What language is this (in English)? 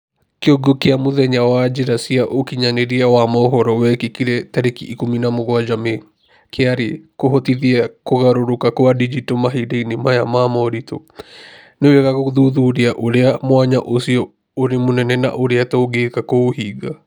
Kikuyu